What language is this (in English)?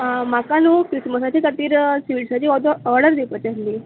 Konkani